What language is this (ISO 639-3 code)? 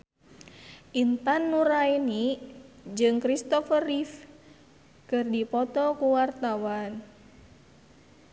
sun